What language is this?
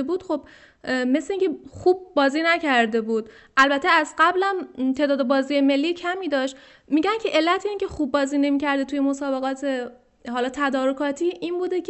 Persian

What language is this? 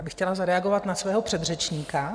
Czech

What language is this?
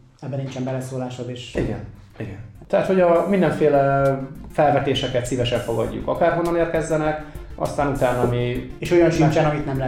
Hungarian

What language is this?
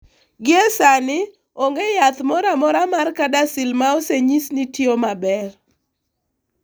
Luo (Kenya and Tanzania)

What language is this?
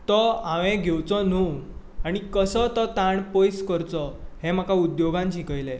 Konkani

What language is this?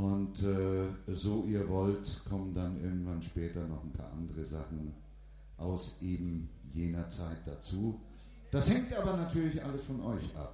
German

